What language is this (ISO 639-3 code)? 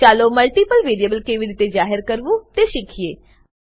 guj